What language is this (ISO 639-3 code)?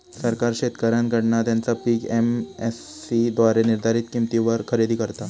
mar